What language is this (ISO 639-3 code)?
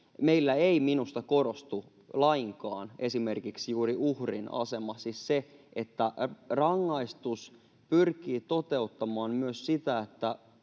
fin